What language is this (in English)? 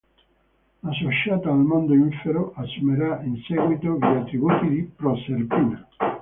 Italian